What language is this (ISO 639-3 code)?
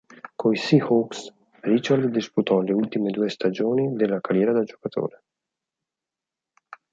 ita